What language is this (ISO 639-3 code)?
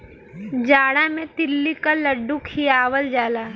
bho